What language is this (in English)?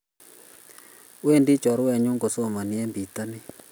Kalenjin